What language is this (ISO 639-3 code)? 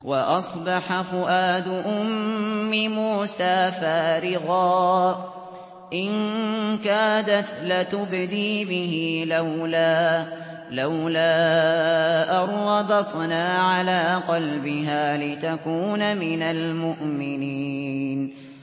ara